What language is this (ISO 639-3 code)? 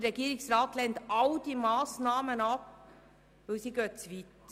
gsw